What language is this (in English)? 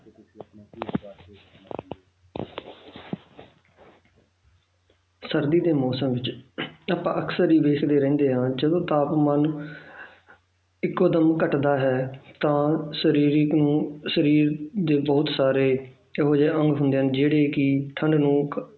Punjabi